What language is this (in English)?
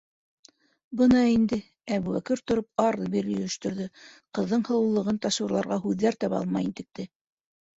Bashkir